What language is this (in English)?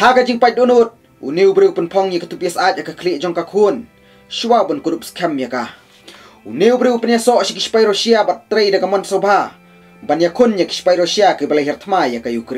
Indonesian